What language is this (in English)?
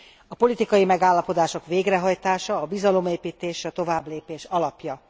Hungarian